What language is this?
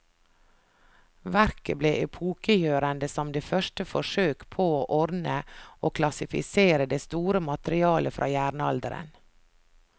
Norwegian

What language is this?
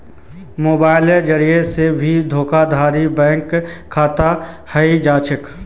Magahi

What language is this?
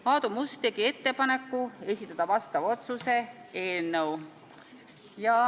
Estonian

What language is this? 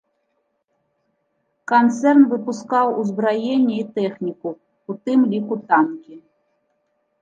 Belarusian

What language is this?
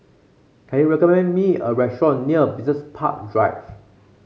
English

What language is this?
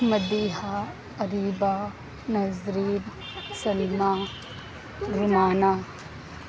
Urdu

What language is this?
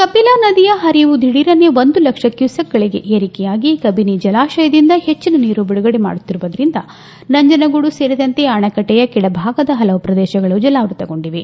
Kannada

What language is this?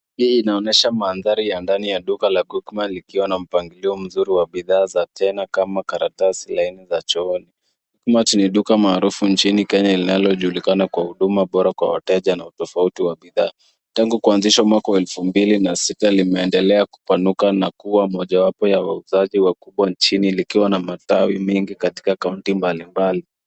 Swahili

